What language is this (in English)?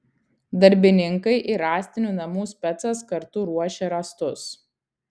Lithuanian